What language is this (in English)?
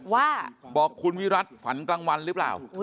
Thai